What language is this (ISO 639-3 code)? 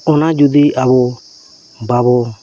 sat